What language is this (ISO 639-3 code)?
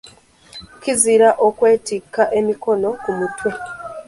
lug